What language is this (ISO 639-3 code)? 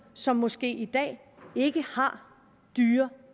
dan